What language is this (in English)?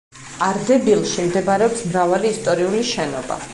Georgian